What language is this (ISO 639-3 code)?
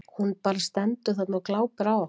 isl